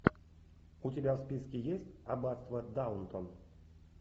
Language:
Russian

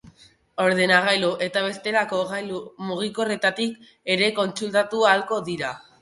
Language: Basque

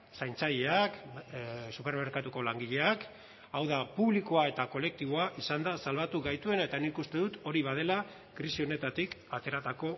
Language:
Basque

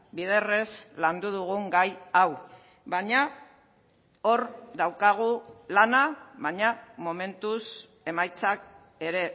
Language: Basque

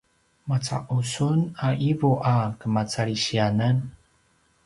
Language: Paiwan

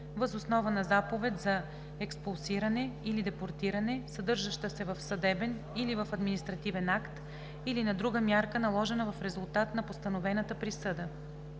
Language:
Bulgarian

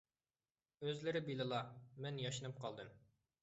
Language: Uyghur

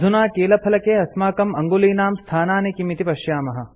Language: Sanskrit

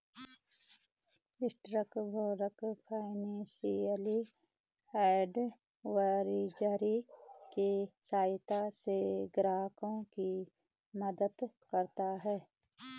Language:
Hindi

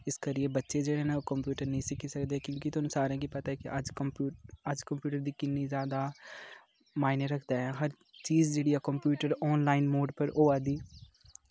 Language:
Dogri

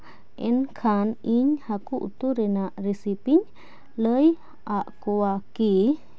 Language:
Santali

